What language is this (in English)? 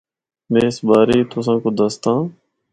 Northern Hindko